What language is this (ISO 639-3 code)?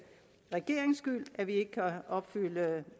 dan